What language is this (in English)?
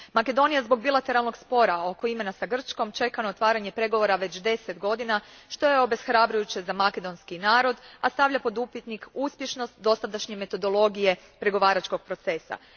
Croatian